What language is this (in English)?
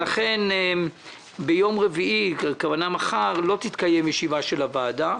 Hebrew